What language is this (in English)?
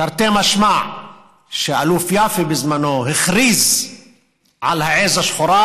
Hebrew